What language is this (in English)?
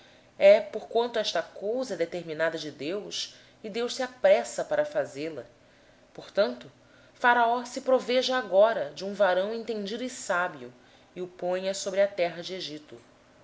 Portuguese